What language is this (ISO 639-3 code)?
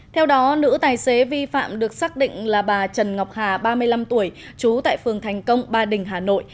vie